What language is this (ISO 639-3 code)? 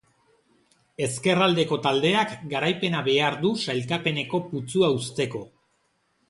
eus